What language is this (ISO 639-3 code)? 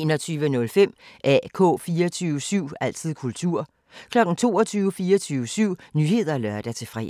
dan